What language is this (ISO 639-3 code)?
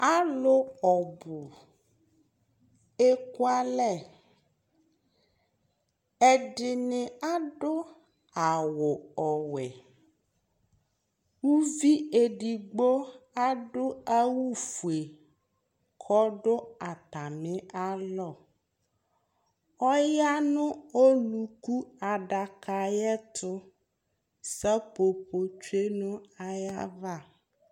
kpo